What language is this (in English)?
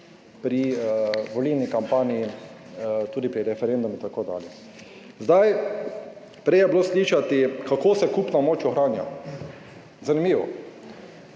Slovenian